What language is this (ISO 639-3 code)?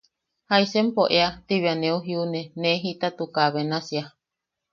yaq